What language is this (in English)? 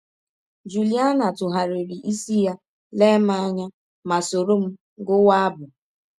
Igbo